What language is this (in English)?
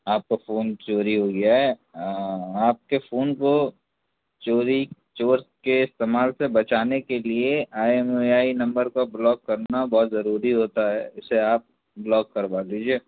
Urdu